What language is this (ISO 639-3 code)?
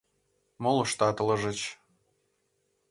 chm